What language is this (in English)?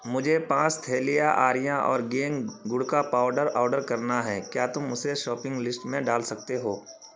Urdu